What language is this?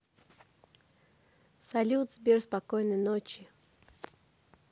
Russian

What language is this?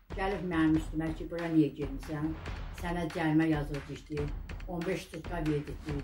Turkish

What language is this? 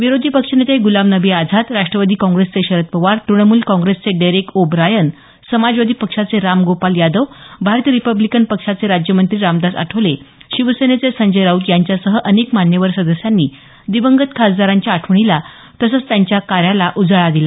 Marathi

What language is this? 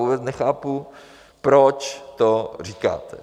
Czech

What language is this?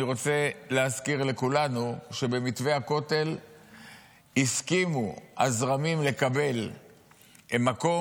Hebrew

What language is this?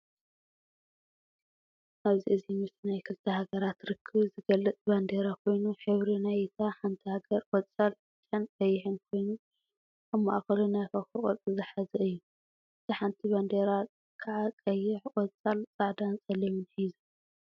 Tigrinya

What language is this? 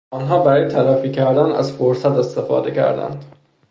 Persian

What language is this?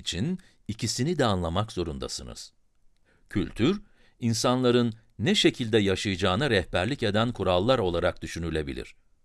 Turkish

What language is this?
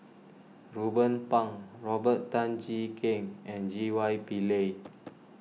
English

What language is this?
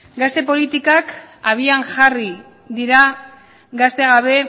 Basque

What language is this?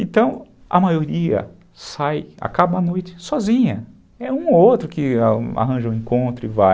Portuguese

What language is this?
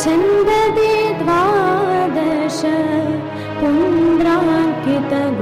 Kannada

